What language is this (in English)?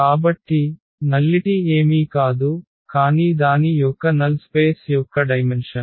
Telugu